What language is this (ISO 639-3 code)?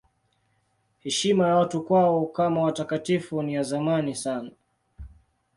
swa